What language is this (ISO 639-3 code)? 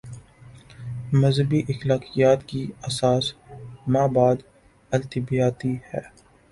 urd